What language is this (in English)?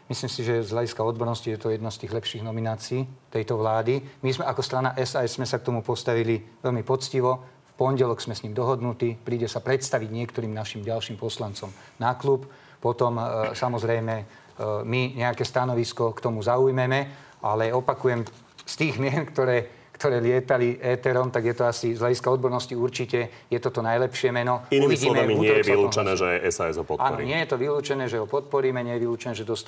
Slovak